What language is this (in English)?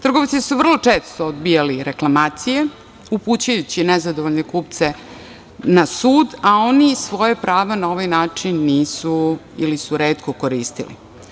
Serbian